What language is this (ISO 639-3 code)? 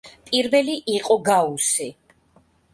kat